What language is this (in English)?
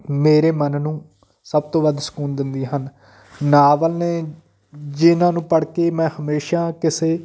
Punjabi